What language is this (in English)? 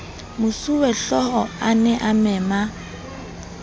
Southern Sotho